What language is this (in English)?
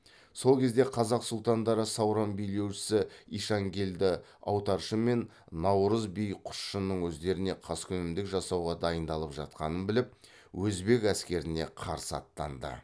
Kazakh